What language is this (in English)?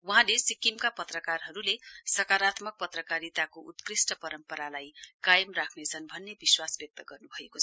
Nepali